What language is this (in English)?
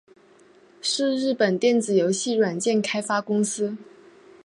Chinese